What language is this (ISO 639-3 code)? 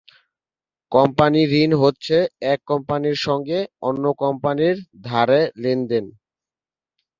ben